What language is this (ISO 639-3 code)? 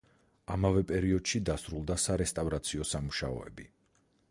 kat